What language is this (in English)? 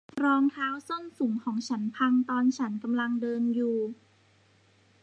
Thai